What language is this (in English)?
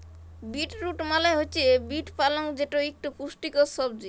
Bangla